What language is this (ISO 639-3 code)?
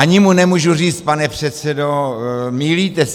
ces